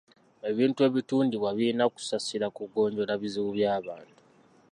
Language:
Ganda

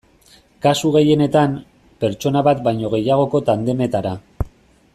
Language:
Basque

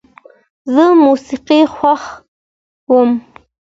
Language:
Pashto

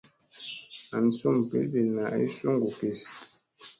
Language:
Musey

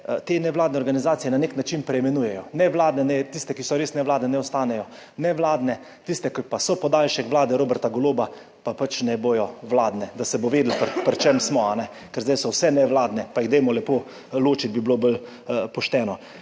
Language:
Slovenian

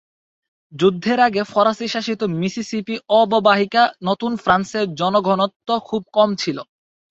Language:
Bangla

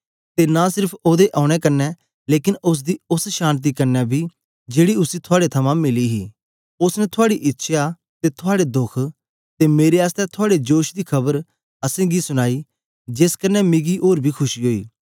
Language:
Dogri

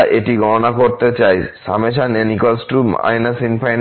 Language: Bangla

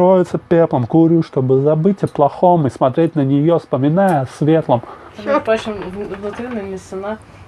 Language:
Russian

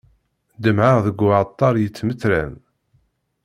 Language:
Kabyle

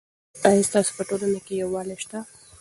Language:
Pashto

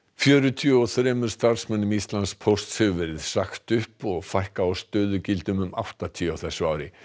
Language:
Icelandic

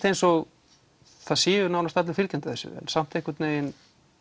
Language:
Icelandic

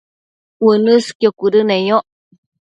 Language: Matsés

